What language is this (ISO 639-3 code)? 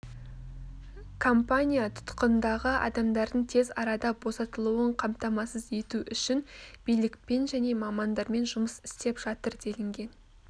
kaz